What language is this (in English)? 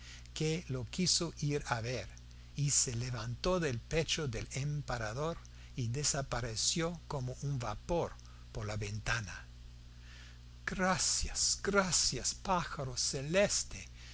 Spanish